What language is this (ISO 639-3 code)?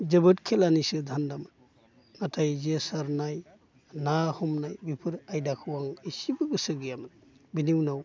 brx